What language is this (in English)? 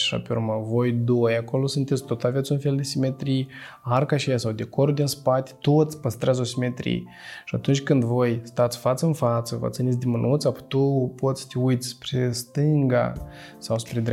Romanian